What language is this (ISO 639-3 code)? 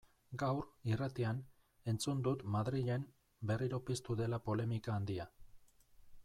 eus